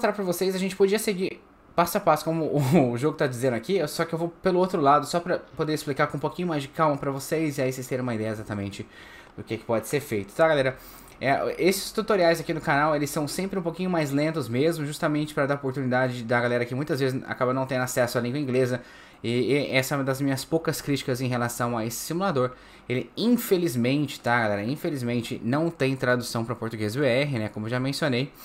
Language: Portuguese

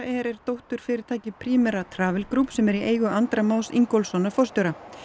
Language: Icelandic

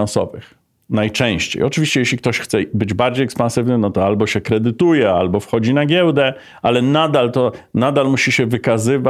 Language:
Polish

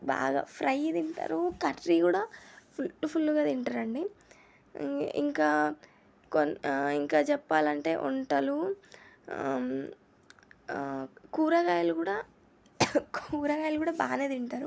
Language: Telugu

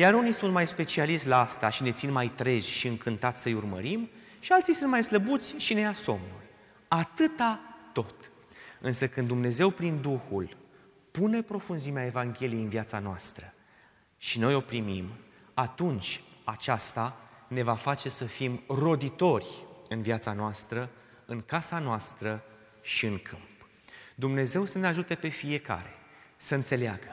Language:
Romanian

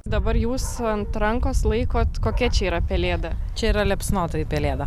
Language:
Lithuanian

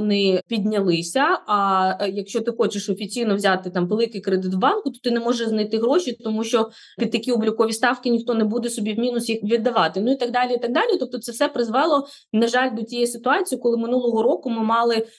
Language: Ukrainian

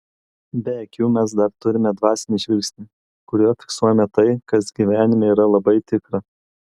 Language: Lithuanian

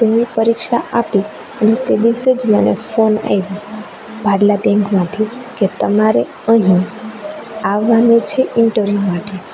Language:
Gujarati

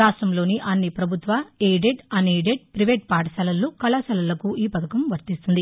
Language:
Telugu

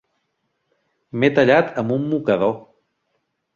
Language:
Catalan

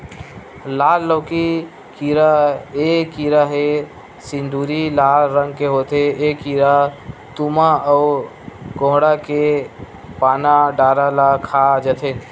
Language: Chhattisgarhi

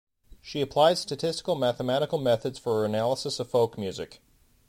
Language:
English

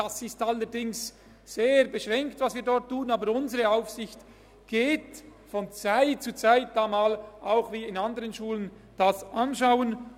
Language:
Swiss German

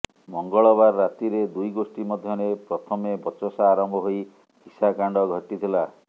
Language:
Odia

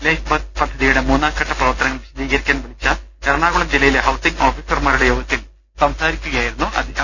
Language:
Malayalam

